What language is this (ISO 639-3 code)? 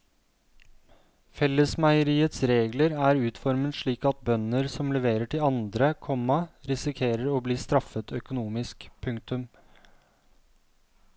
nor